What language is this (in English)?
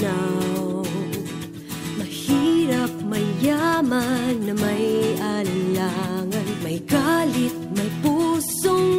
Filipino